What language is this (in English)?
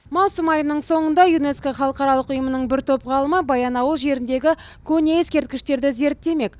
Kazakh